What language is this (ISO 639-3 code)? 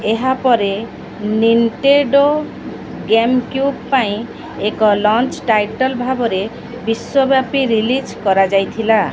ori